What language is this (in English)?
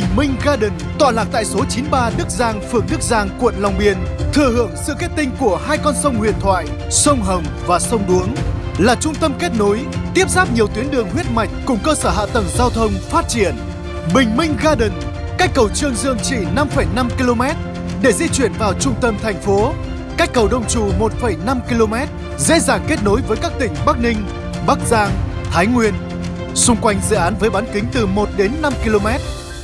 Vietnamese